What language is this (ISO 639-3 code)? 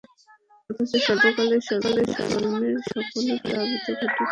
ben